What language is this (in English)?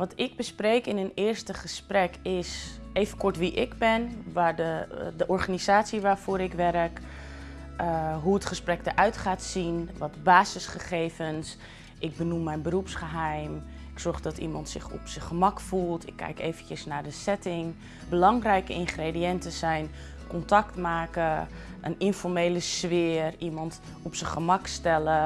Dutch